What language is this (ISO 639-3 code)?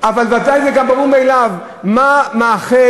heb